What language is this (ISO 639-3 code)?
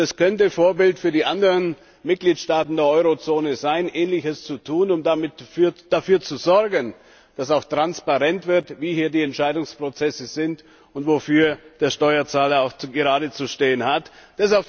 deu